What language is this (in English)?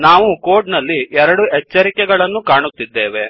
Kannada